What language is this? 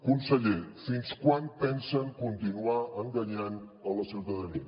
Catalan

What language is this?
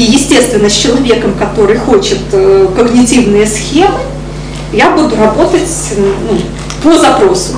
Russian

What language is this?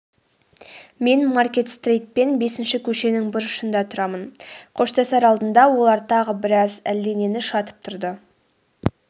Kazakh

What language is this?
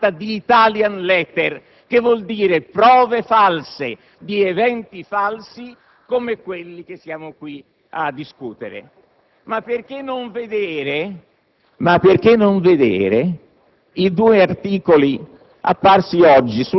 Italian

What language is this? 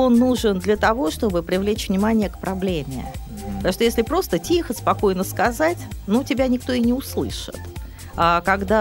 Russian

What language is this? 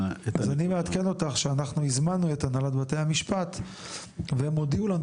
Hebrew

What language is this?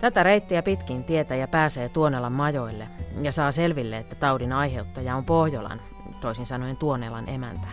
Finnish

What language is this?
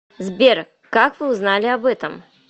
Russian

